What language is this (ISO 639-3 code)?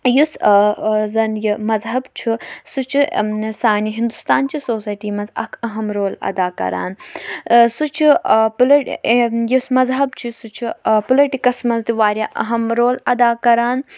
kas